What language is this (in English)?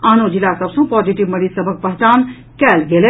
Maithili